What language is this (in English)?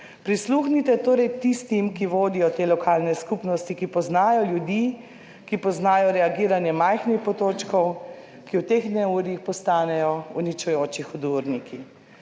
Slovenian